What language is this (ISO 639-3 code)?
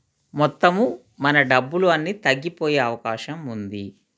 tel